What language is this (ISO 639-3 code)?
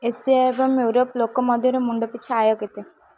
ori